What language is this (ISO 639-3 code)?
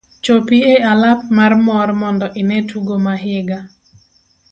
luo